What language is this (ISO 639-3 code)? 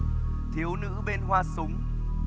vie